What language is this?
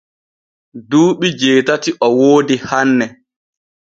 Borgu Fulfulde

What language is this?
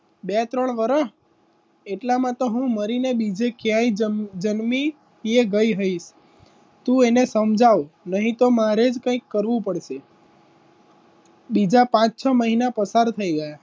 Gujarati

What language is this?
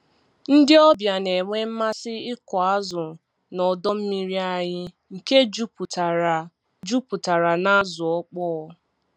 Igbo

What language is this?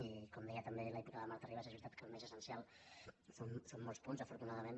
Catalan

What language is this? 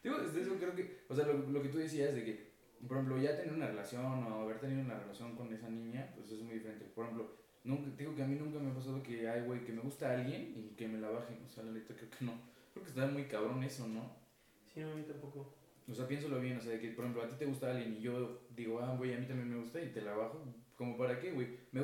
Spanish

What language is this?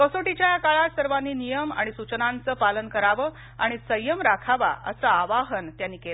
Marathi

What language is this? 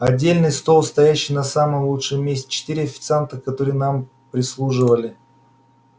Russian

